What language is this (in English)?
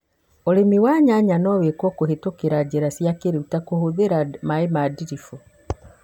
Kikuyu